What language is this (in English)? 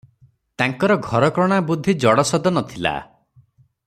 Odia